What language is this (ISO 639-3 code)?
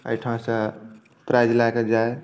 mai